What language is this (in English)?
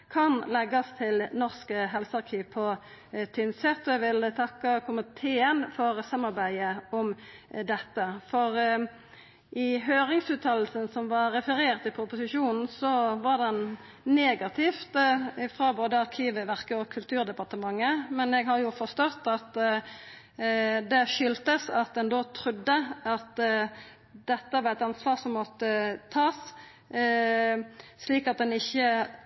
Norwegian Nynorsk